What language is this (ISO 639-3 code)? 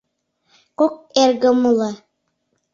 chm